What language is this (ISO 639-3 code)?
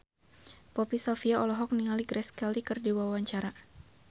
sun